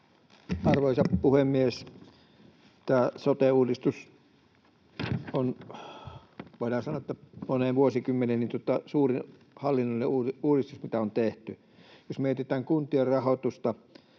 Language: Finnish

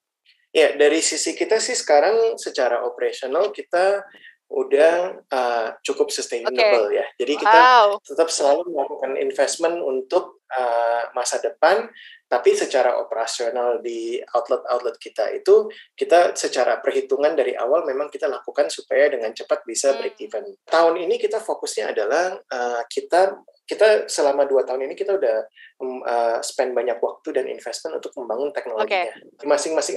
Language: Indonesian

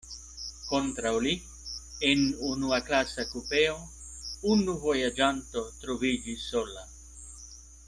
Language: Esperanto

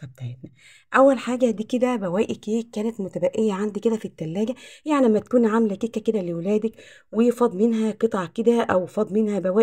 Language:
Arabic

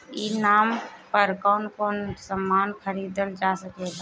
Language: Bhojpuri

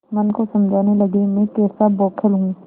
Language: Hindi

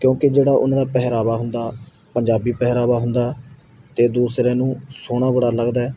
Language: Punjabi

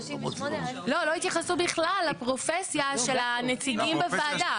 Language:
Hebrew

